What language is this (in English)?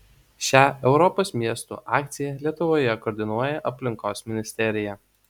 Lithuanian